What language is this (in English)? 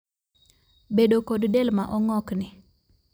Luo (Kenya and Tanzania)